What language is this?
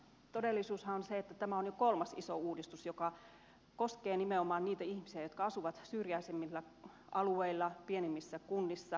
Finnish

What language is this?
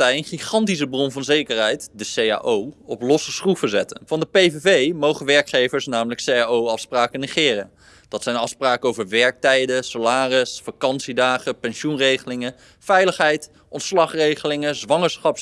Dutch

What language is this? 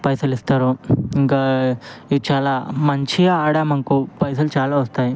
Telugu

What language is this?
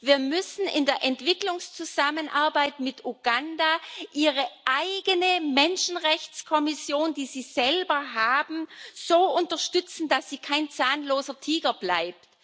German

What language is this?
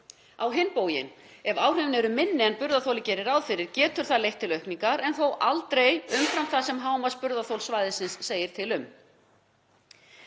Icelandic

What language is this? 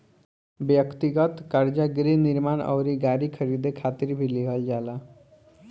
Bhojpuri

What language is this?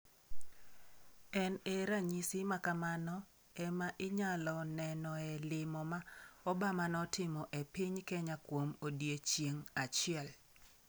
Luo (Kenya and Tanzania)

